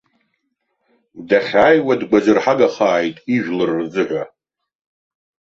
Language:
Abkhazian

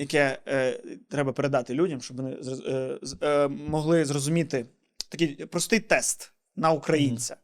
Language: Ukrainian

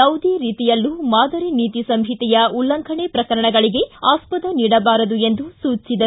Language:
Kannada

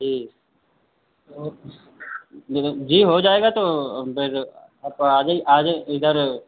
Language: Hindi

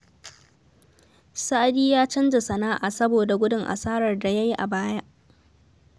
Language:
Hausa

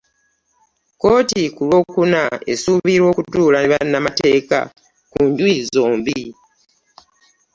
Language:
Ganda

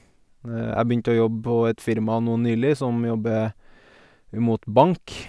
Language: Norwegian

